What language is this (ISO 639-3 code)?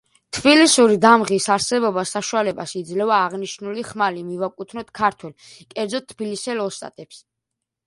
kat